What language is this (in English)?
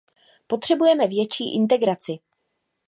Czech